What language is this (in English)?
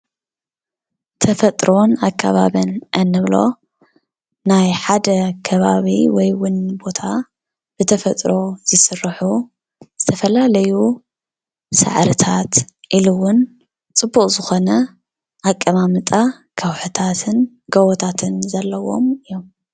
Tigrinya